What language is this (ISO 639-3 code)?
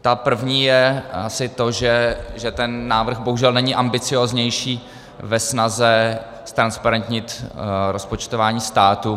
ces